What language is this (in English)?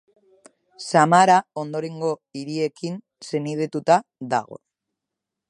Basque